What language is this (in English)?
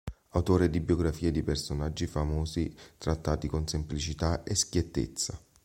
Italian